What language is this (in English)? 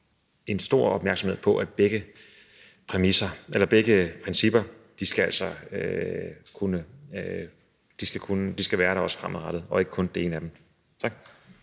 Danish